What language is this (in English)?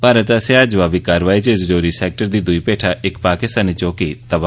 Dogri